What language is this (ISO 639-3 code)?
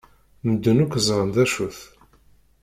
kab